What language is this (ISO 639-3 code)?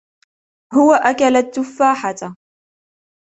ara